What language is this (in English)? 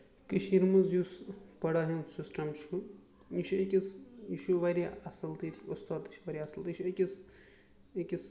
Kashmiri